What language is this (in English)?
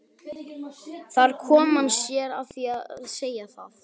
Icelandic